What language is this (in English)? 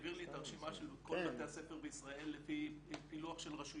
Hebrew